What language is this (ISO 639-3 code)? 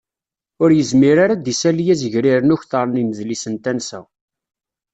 kab